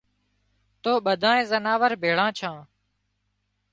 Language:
Wadiyara Koli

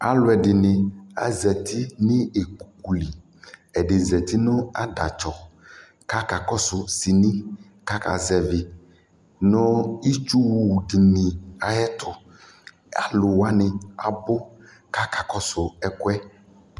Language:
Ikposo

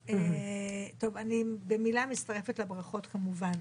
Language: Hebrew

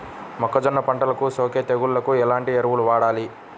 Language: Telugu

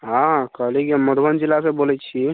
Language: Maithili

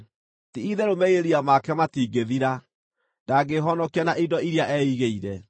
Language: Kikuyu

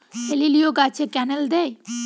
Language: Bangla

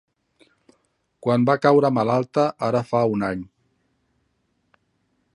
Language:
Catalan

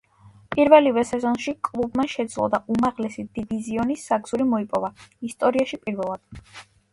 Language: Georgian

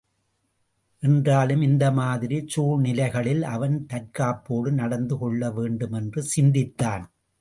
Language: Tamil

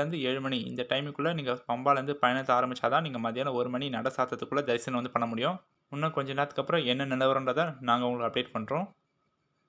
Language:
Arabic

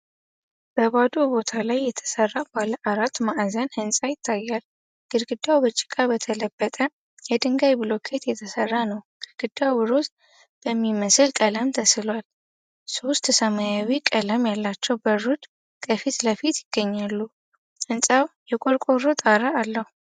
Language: Amharic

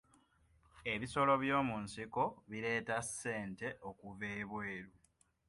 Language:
Ganda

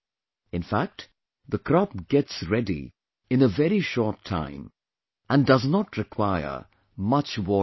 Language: English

